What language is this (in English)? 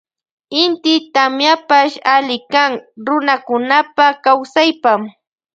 Loja Highland Quichua